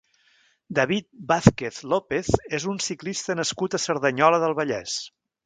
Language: Catalan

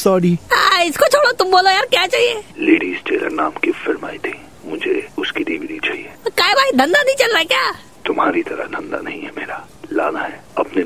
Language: Hindi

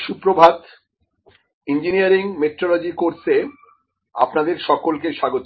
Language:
Bangla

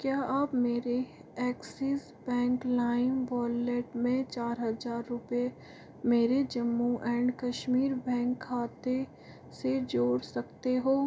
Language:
Hindi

